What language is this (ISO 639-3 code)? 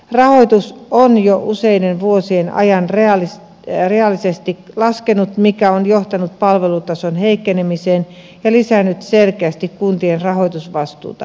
fin